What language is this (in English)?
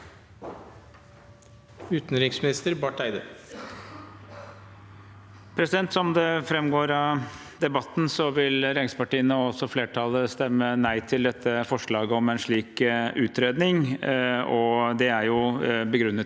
Norwegian